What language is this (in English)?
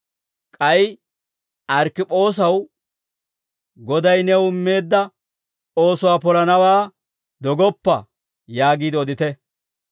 Dawro